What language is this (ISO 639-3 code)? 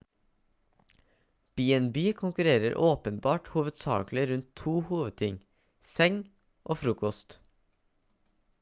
nob